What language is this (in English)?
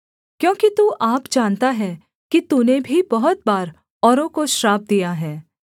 Hindi